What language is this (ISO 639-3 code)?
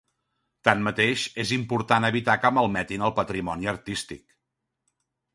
cat